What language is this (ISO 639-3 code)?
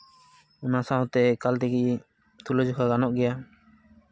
sat